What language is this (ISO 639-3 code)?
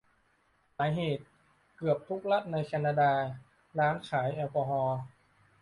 tha